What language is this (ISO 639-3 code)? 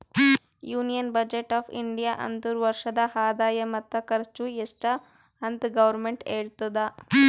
kan